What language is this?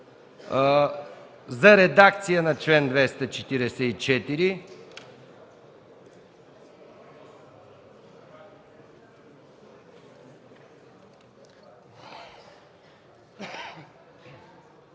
Bulgarian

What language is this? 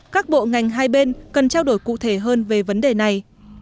Vietnamese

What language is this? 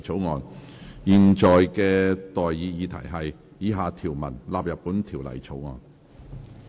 Cantonese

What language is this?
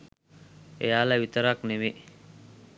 Sinhala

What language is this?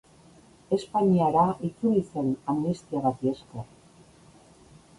Basque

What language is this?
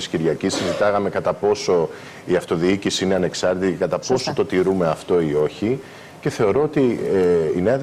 Greek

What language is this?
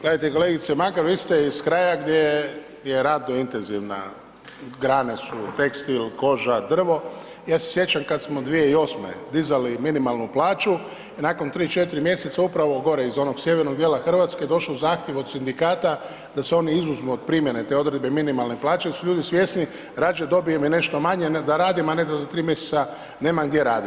Croatian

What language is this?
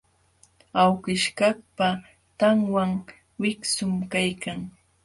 Jauja Wanca Quechua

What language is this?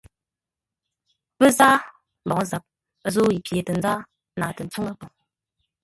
Ngombale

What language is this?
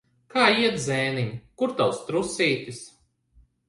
Latvian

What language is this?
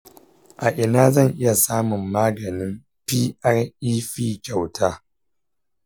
Hausa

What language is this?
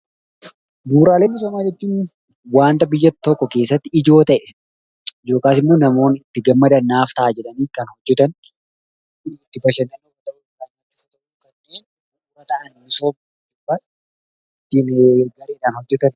Oromo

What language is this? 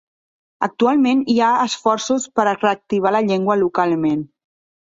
Catalan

